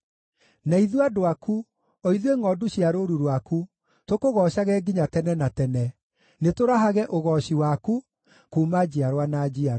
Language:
Kikuyu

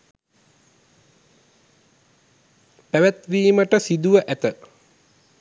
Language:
Sinhala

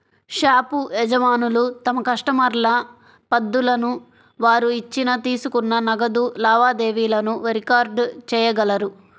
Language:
Telugu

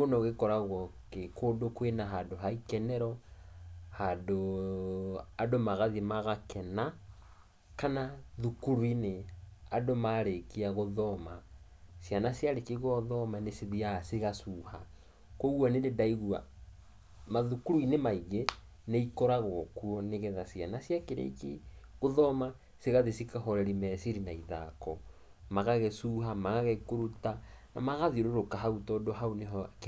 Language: Kikuyu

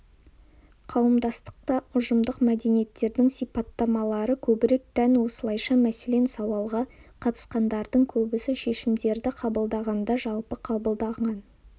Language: Kazakh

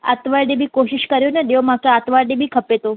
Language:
Sindhi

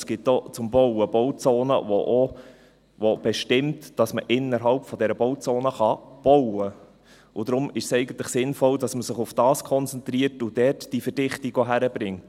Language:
Swiss German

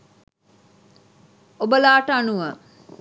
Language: Sinhala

